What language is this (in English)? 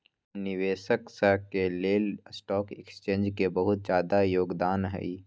Magahi